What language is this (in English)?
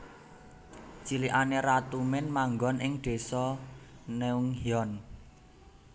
Javanese